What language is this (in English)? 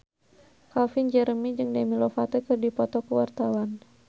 Sundanese